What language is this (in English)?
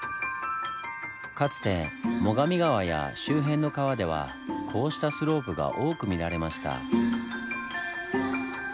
Japanese